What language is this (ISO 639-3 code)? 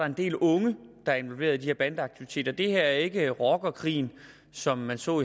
dan